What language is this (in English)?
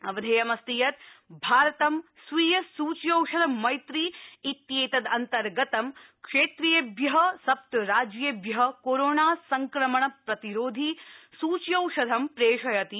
Sanskrit